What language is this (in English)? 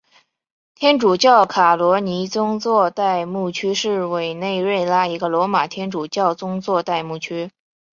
Chinese